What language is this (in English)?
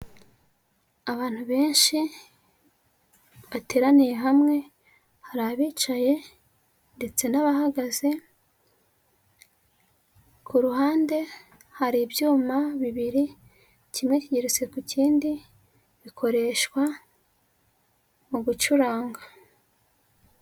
Kinyarwanda